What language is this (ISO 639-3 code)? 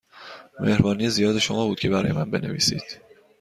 fas